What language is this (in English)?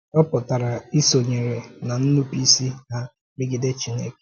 Igbo